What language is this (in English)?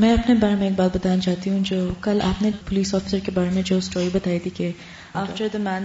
Urdu